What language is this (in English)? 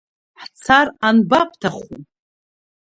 Abkhazian